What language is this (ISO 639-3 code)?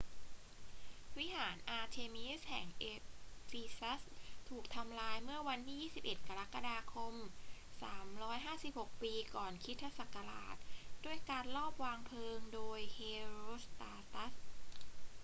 tha